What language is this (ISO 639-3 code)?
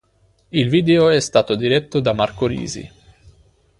ita